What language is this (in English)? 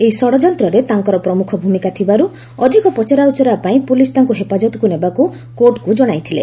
Odia